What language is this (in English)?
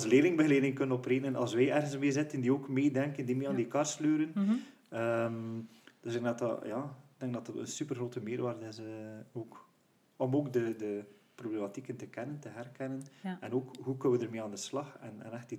Dutch